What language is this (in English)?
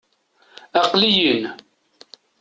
Kabyle